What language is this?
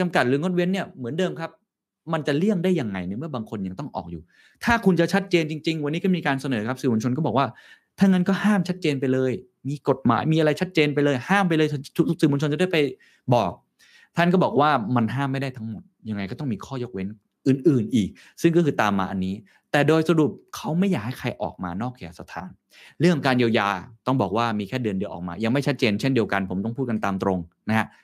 Thai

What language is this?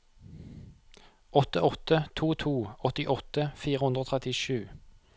Norwegian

